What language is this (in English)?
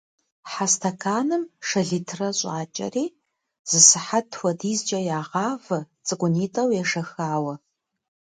Kabardian